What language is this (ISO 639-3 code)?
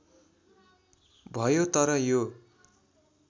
nep